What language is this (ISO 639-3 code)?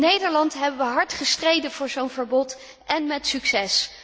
nld